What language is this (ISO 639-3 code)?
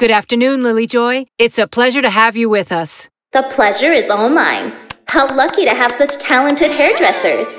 eng